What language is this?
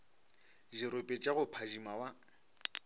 Northern Sotho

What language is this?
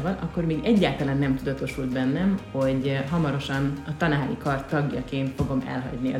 Hungarian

